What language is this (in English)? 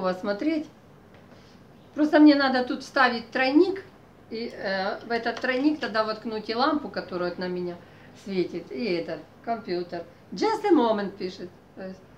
Russian